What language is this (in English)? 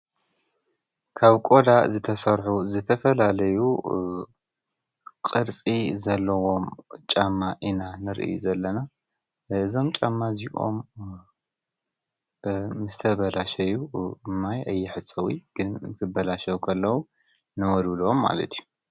Tigrinya